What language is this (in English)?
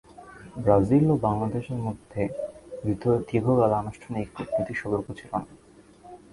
Bangla